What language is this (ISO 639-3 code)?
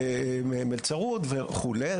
heb